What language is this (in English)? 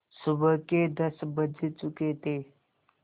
Hindi